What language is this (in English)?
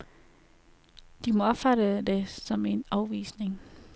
Danish